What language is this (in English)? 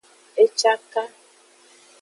Aja (Benin)